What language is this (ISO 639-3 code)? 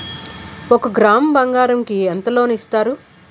tel